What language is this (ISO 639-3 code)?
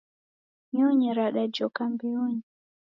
dav